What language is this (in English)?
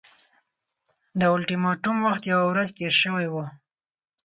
Pashto